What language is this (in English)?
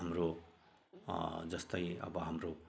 Nepali